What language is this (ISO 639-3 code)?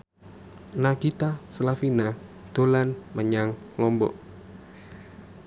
jav